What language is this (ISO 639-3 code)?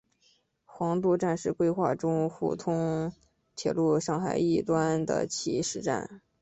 zho